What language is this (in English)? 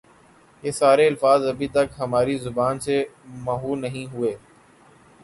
Urdu